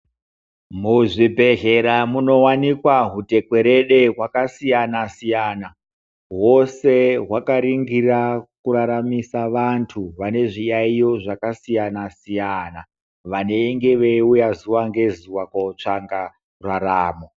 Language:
Ndau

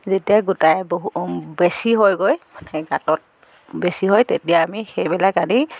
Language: Assamese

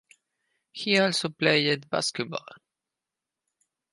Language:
English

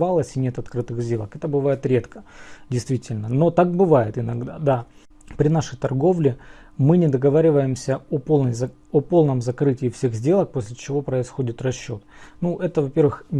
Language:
Russian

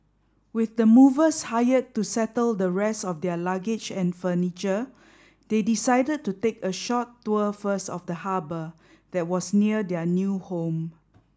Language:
English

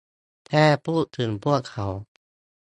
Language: Thai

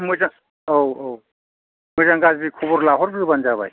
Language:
Bodo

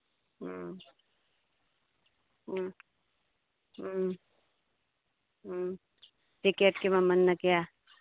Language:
Manipuri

